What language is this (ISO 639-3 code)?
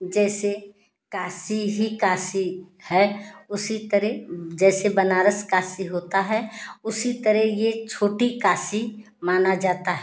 hin